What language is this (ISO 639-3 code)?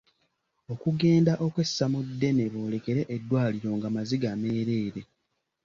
lug